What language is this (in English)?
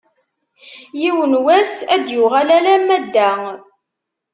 Kabyle